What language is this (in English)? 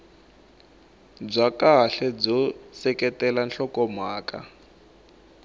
Tsonga